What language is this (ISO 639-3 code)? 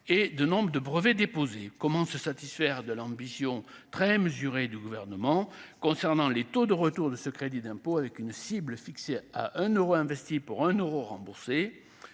fra